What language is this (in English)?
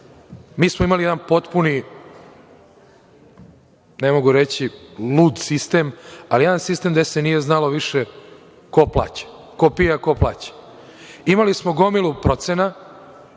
Serbian